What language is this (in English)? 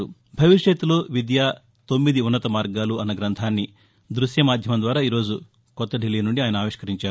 Telugu